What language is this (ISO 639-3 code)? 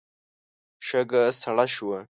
pus